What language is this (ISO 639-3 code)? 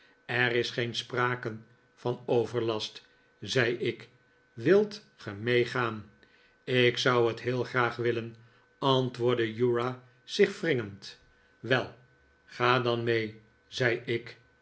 nld